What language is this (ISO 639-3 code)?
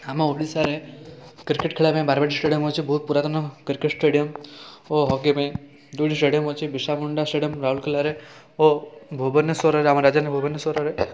ori